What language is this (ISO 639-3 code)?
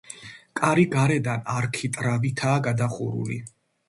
kat